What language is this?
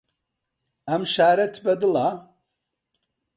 Central Kurdish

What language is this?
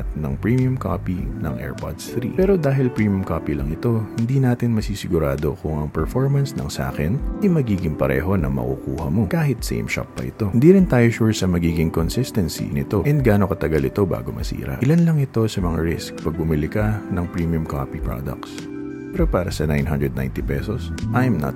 Filipino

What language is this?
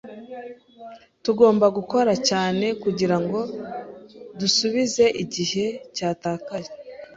Kinyarwanda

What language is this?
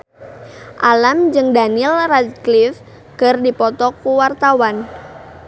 Sundanese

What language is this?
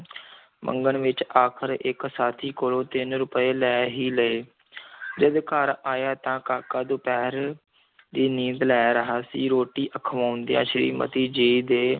Punjabi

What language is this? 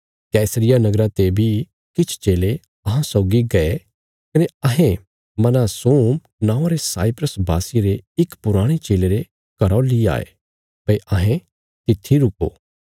Bilaspuri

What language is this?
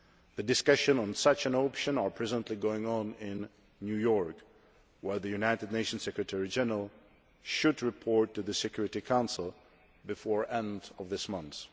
English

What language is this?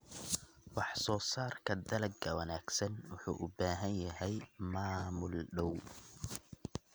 Somali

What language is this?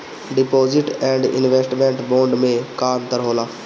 Bhojpuri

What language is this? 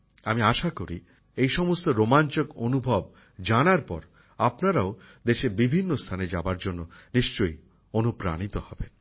Bangla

